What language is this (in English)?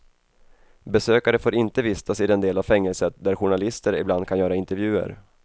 Swedish